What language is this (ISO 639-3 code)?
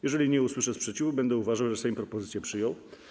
pol